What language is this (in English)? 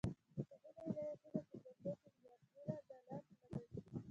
Pashto